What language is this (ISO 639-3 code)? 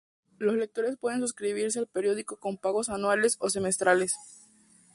spa